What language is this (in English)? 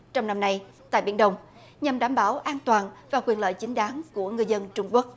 Vietnamese